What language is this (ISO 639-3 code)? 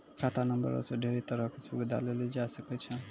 mai